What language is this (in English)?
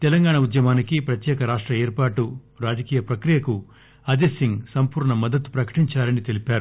Telugu